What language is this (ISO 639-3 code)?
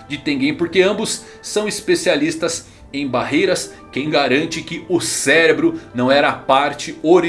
por